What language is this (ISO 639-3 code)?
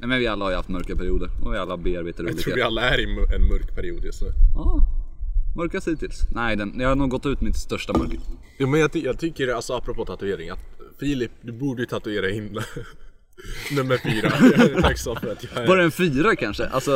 swe